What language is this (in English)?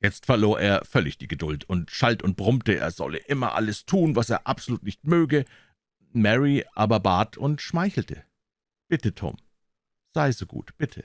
German